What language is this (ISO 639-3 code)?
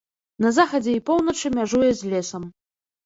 bel